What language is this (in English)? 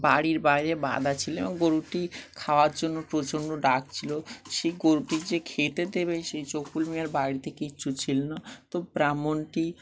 Bangla